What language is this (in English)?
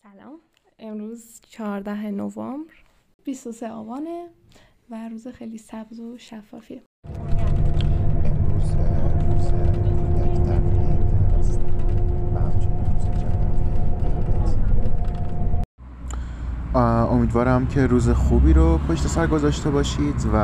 Persian